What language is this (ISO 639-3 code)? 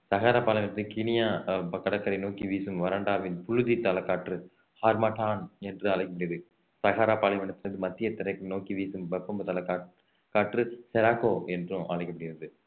tam